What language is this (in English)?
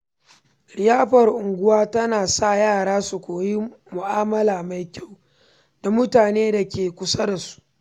Hausa